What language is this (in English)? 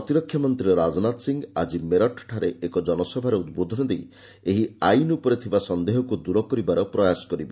Odia